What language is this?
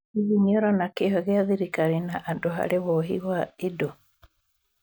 Kikuyu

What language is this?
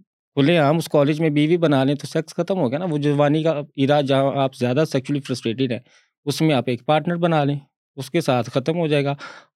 Urdu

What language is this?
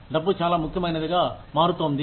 Telugu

